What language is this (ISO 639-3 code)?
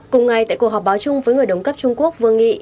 vie